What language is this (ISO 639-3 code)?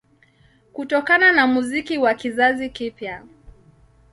swa